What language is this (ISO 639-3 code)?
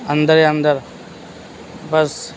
urd